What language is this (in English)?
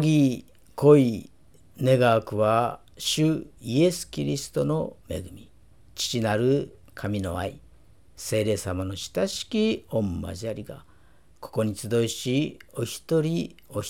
Japanese